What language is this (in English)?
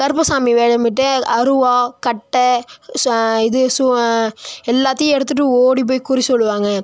Tamil